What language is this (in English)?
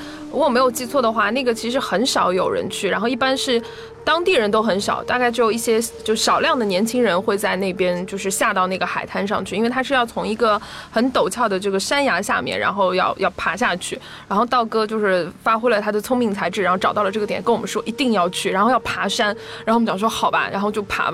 Chinese